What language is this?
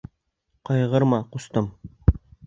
Bashkir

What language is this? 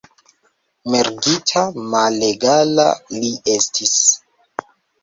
Esperanto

